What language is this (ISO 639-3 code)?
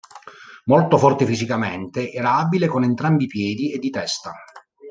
ita